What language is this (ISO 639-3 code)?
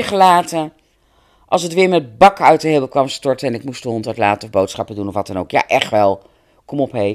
nld